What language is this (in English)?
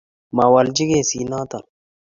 Kalenjin